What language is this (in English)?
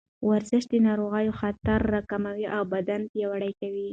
Pashto